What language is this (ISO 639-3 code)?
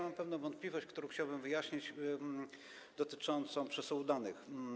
pol